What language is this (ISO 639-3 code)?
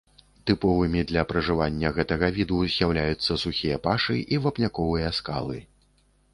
bel